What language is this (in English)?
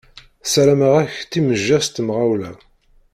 Kabyle